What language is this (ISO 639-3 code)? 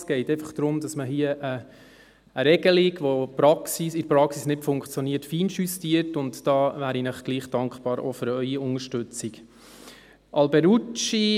gsw